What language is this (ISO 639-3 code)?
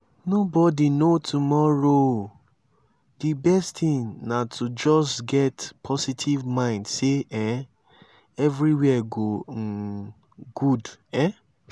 pcm